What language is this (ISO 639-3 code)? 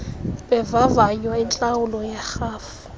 xho